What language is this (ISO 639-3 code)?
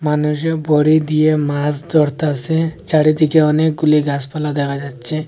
ben